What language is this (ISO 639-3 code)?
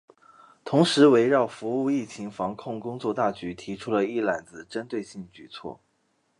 zho